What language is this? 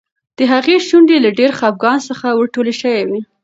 Pashto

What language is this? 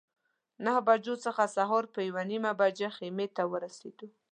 Pashto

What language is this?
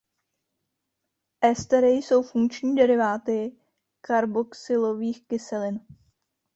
Czech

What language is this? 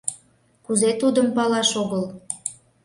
Mari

